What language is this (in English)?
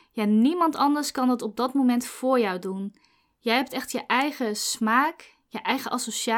Dutch